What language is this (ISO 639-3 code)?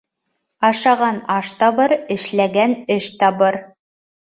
bak